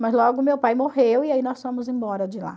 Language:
Portuguese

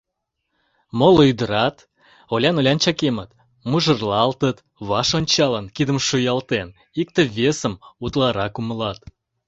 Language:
Mari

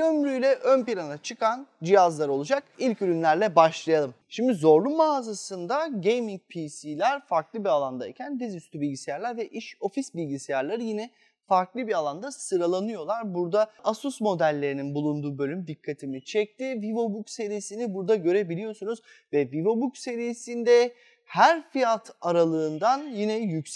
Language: Turkish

